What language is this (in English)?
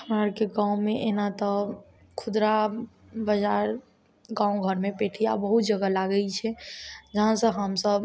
Maithili